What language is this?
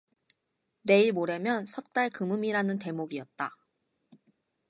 Korean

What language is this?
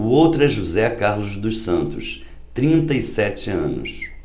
Portuguese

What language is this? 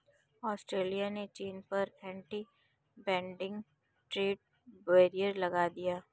Hindi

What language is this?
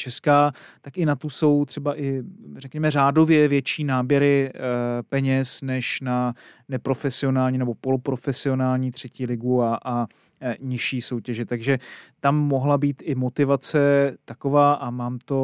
Czech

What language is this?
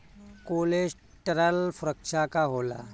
Bhojpuri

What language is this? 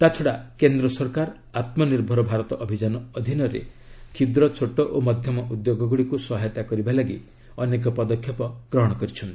Odia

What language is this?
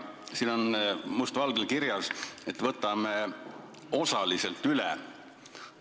Estonian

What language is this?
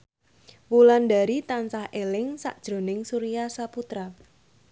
Javanese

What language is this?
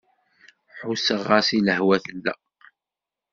Kabyle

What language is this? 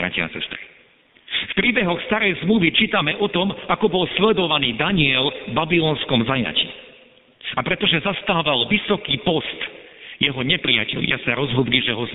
Slovak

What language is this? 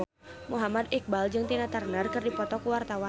Sundanese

